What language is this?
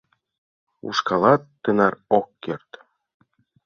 Mari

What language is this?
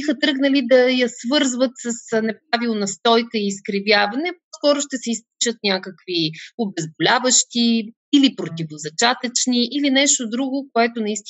Bulgarian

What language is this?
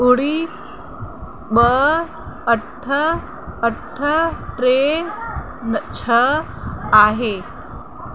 Sindhi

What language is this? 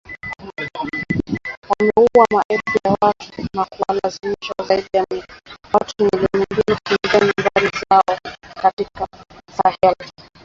Swahili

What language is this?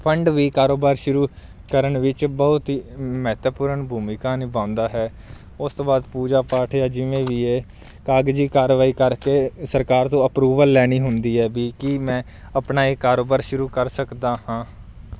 Punjabi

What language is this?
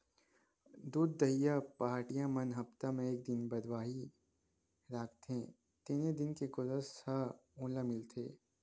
Chhattisgarhi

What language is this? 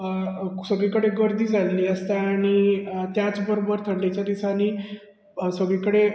Konkani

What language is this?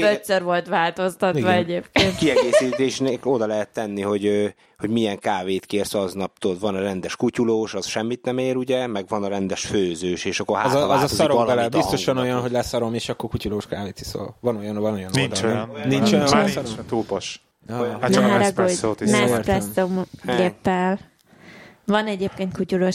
Hungarian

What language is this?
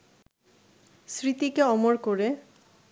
Bangla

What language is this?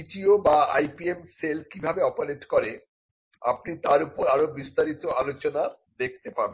Bangla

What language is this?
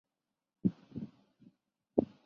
Chinese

